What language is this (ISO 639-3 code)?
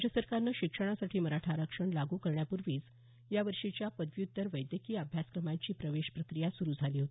mar